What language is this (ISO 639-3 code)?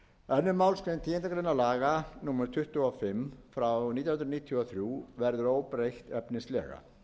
isl